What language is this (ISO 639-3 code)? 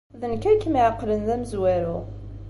kab